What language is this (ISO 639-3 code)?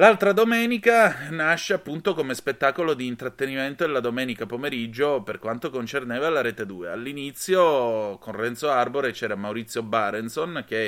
ita